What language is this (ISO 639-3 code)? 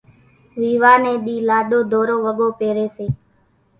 gjk